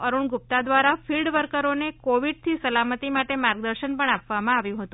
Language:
Gujarati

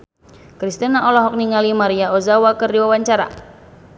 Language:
Sundanese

